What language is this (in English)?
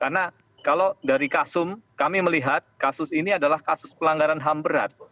Indonesian